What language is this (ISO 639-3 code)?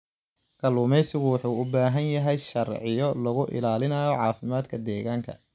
som